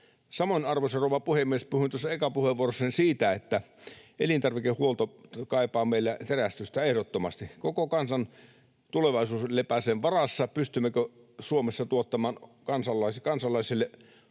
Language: Finnish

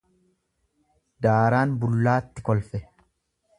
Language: Oromo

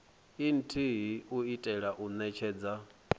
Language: Venda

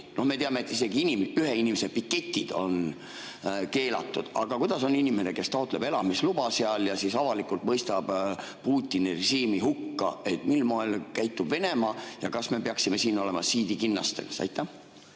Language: Estonian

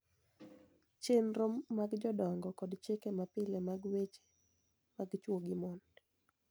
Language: Luo (Kenya and Tanzania)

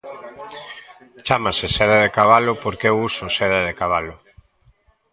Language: Galician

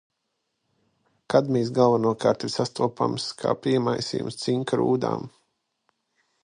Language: Latvian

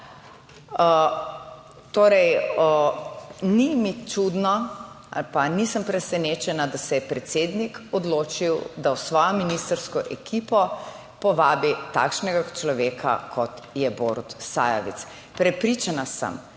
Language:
Slovenian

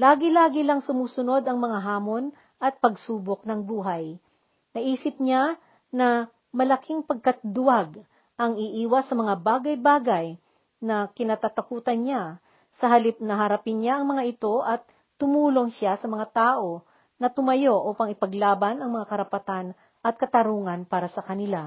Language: Filipino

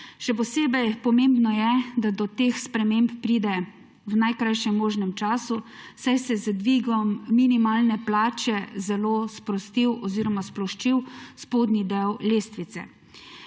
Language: Slovenian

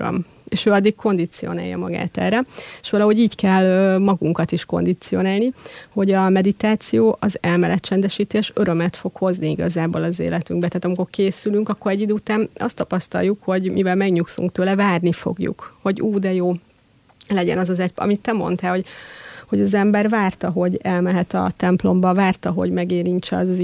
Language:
Hungarian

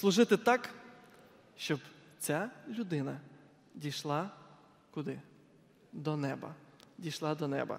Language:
Ukrainian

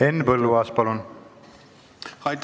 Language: Estonian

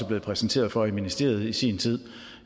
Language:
Danish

